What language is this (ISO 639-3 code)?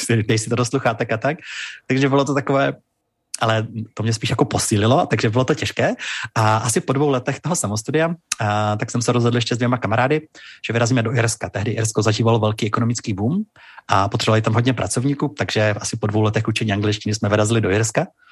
ces